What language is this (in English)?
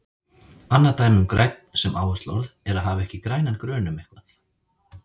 Icelandic